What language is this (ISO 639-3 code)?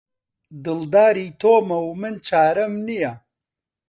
ckb